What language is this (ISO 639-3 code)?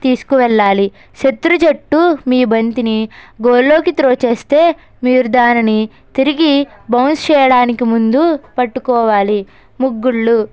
tel